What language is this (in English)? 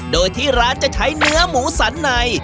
Thai